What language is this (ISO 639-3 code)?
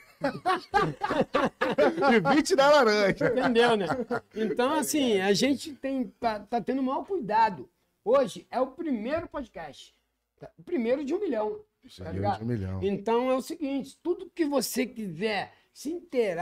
por